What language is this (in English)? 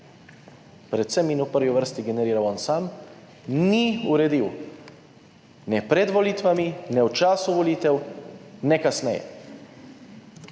Slovenian